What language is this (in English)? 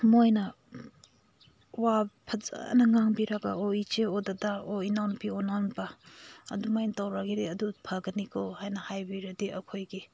Manipuri